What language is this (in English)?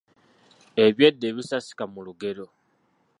Ganda